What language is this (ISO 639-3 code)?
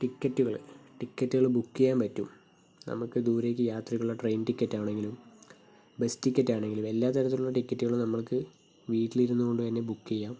mal